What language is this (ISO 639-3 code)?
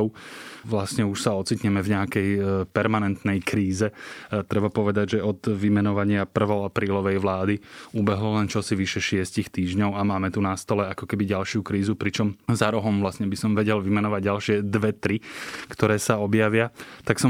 slk